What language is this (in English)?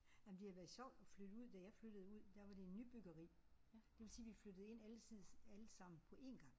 Danish